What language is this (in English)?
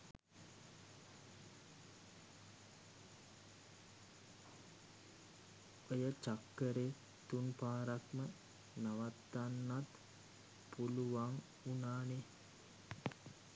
Sinhala